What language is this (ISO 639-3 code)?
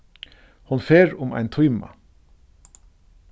fao